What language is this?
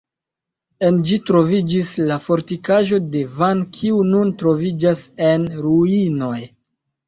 Esperanto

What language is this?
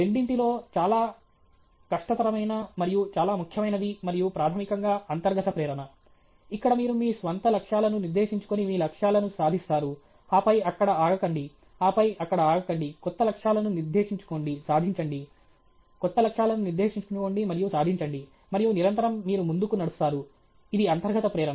Telugu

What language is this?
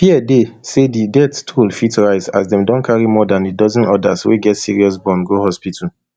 Nigerian Pidgin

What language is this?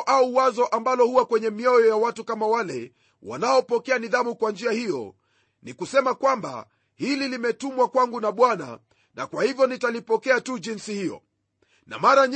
Swahili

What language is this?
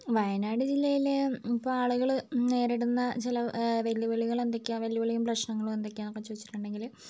Malayalam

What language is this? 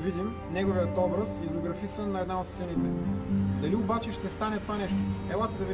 Bulgarian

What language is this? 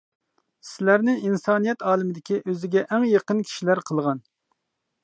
Uyghur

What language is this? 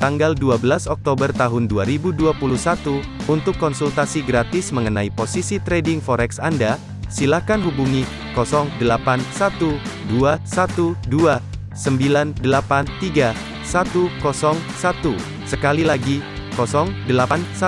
Indonesian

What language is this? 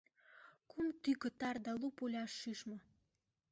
Mari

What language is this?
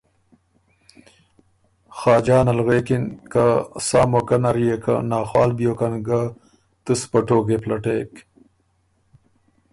Ormuri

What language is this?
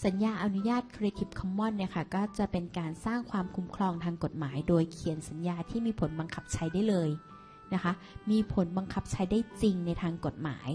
Thai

